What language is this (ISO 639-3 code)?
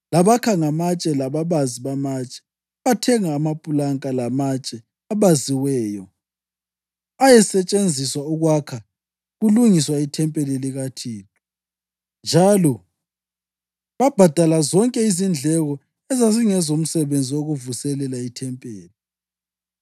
nde